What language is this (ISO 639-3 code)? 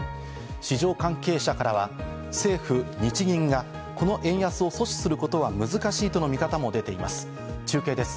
jpn